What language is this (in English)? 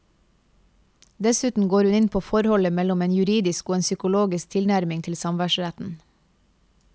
Norwegian